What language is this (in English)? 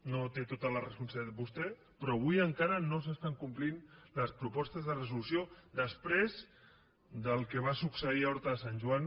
Catalan